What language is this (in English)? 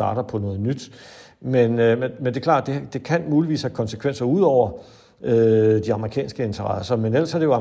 Danish